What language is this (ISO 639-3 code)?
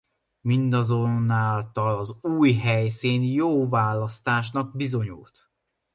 hun